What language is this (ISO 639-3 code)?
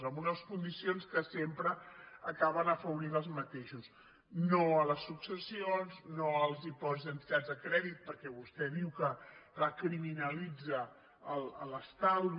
cat